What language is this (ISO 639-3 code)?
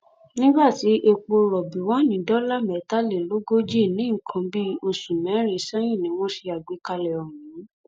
yor